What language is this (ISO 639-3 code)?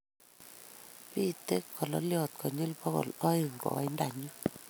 kln